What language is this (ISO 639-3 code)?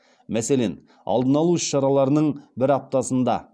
kaz